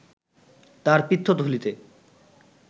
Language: Bangla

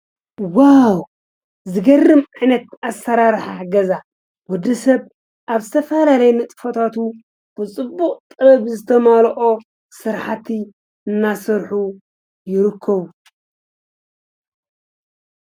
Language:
Tigrinya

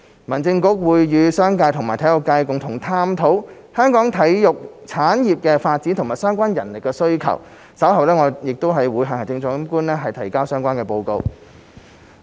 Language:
Cantonese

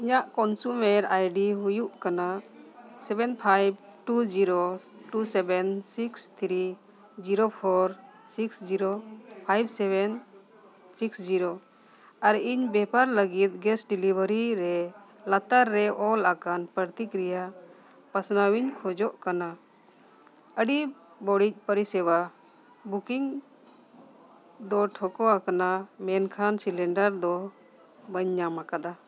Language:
Santali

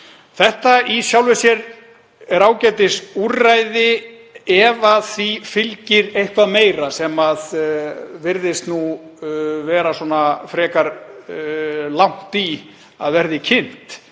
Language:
Icelandic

